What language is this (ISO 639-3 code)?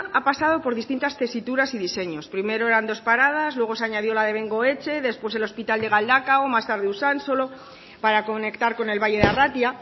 spa